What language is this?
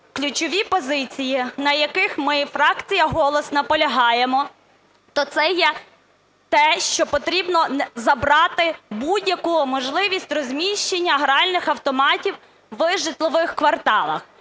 Ukrainian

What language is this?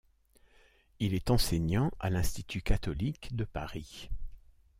French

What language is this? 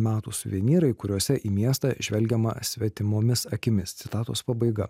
Lithuanian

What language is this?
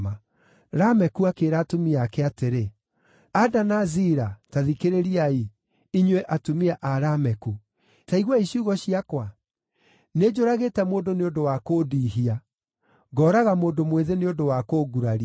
Kikuyu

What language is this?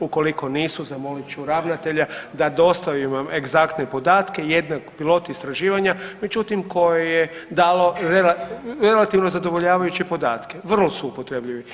Croatian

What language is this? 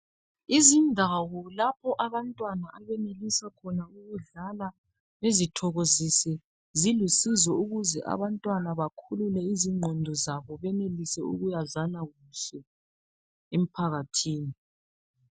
North Ndebele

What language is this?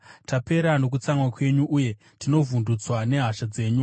Shona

